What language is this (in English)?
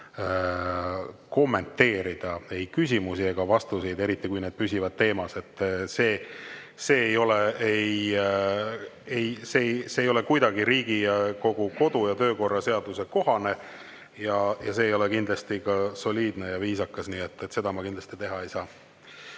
Estonian